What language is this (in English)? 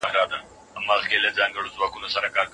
Pashto